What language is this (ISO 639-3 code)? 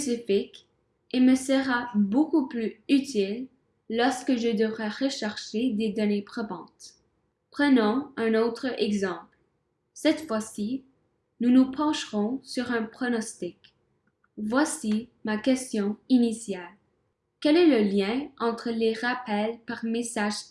fra